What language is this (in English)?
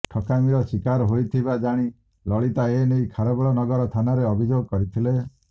Odia